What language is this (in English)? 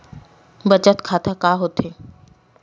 Chhattisgarhi